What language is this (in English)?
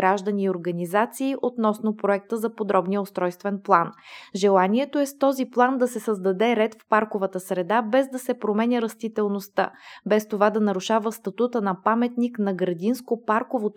Bulgarian